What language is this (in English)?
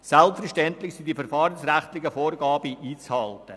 Swiss German